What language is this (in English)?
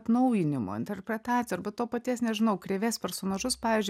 Lithuanian